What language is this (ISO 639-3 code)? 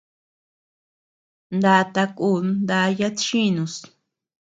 cux